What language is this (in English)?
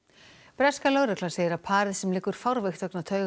Icelandic